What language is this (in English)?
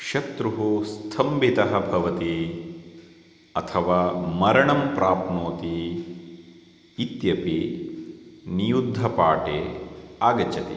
Sanskrit